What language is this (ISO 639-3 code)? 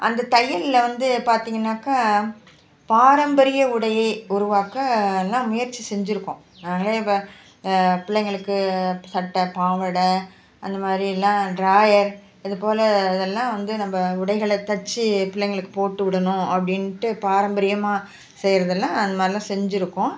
tam